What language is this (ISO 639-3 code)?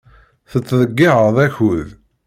kab